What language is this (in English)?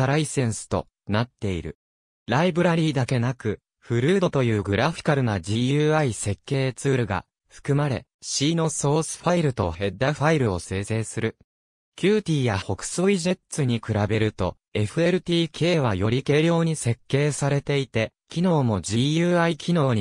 Japanese